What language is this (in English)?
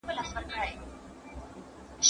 Pashto